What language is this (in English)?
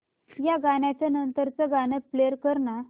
Marathi